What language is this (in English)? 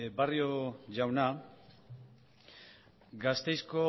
Basque